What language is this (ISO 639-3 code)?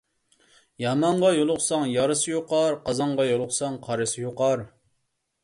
uig